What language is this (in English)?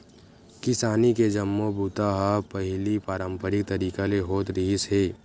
Chhattisgarhi